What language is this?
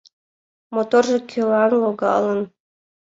Mari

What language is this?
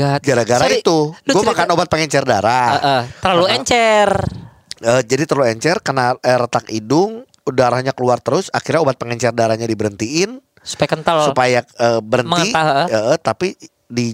Indonesian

